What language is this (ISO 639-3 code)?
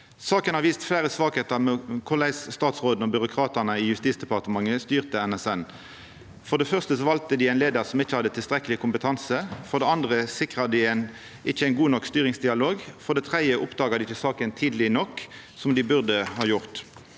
nor